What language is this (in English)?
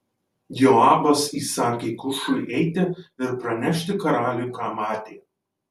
Lithuanian